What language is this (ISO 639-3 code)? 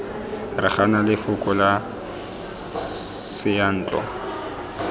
tsn